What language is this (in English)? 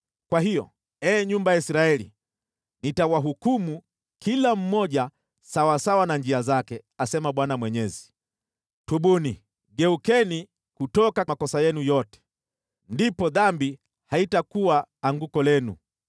Swahili